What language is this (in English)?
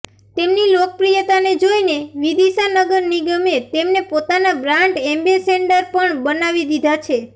Gujarati